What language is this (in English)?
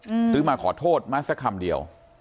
Thai